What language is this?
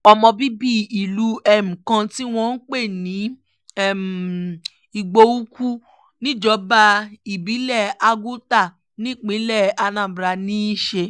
Yoruba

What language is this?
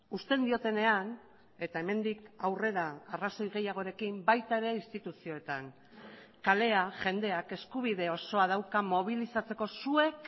Basque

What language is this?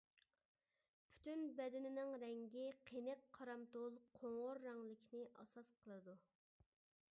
Uyghur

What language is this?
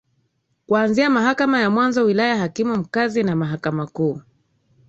Swahili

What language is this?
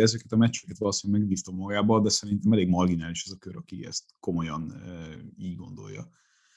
Hungarian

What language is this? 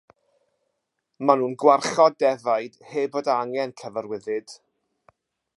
Welsh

